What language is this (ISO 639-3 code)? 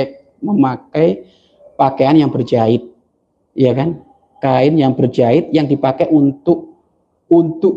ind